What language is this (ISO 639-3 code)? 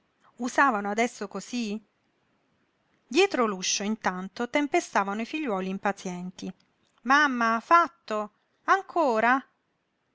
ita